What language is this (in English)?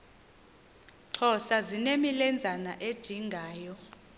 Xhosa